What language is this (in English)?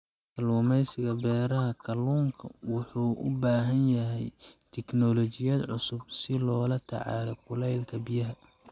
Somali